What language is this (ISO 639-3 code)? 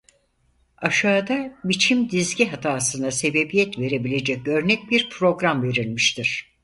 tur